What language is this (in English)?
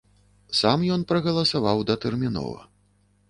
Belarusian